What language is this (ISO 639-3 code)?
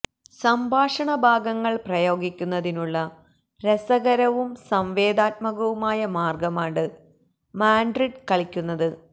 mal